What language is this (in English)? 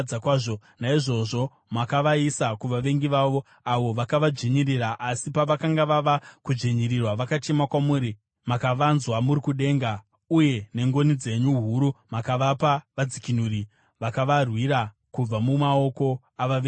Shona